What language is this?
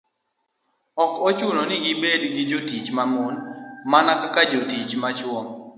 Luo (Kenya and Tanzania)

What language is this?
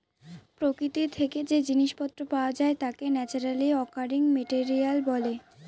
Bangla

